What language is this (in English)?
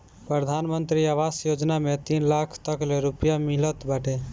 Bhojpuri